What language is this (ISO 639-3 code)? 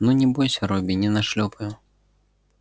rus